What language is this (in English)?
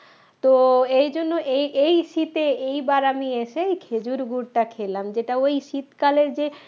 Bangla